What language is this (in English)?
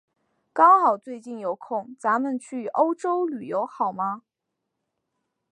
Chinese